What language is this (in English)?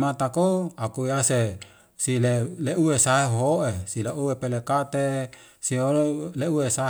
Wemale